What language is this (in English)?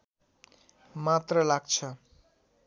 Nepali